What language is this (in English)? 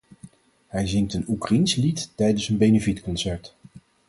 Dutch